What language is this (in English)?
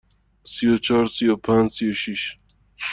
Persian